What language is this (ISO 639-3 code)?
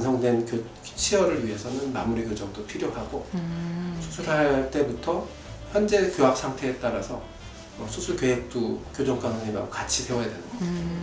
kor